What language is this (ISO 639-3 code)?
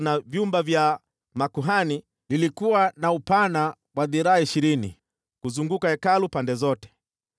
swa